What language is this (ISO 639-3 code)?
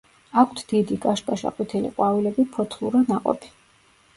kat